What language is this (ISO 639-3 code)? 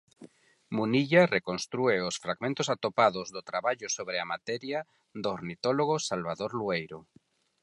glg